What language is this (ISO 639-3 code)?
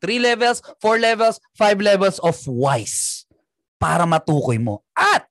fil